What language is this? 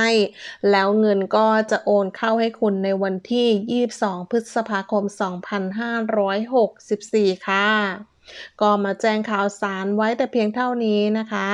Thai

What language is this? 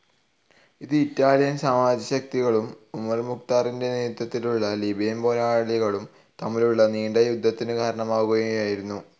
Malayalam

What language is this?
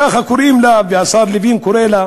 Hebrew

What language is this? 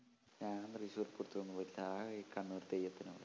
Malayalam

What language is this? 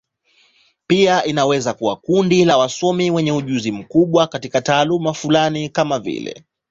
Swahili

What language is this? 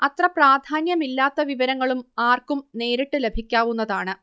Malayalam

